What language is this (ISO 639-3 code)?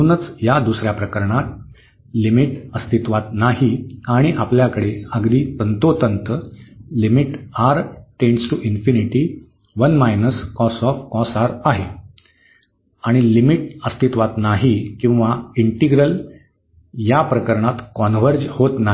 mar